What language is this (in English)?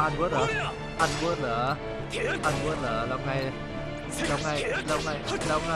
Thai